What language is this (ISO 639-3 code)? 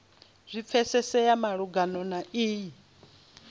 ven